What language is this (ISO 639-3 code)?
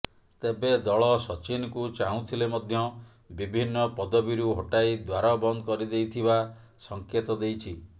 ori